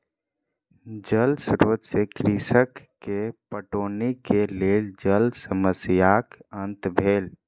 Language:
Maithili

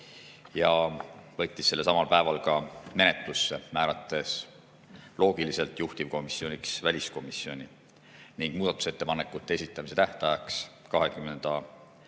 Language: Estonian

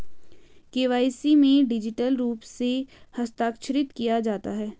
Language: Hindi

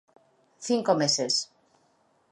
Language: Galician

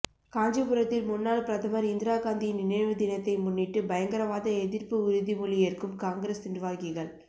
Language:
Tamil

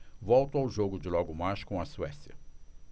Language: Portuguese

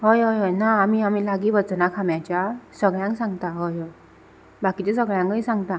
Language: Konkani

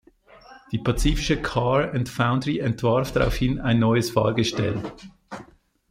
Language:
German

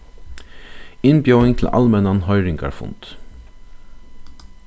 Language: Faroese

